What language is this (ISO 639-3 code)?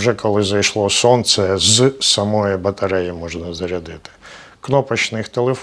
ukr